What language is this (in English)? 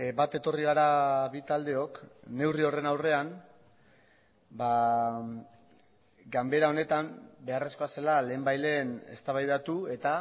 Basque